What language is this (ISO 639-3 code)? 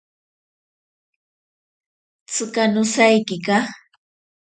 prq